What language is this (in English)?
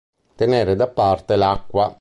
Italian